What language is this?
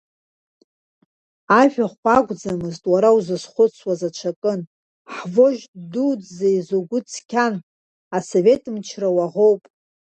Abkhazian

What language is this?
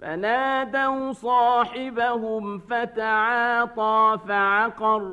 Arabic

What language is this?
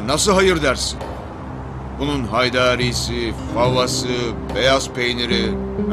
Turkish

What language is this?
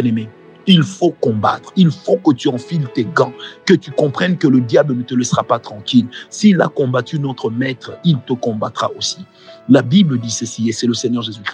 French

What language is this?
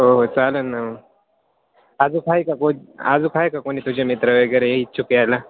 Marathi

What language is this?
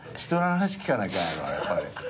Japanese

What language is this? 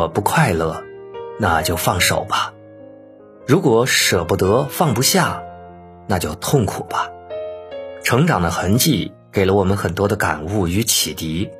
Chinese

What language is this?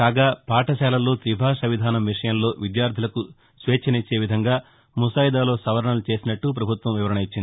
Telugu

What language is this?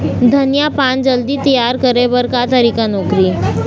Chhattisgarhi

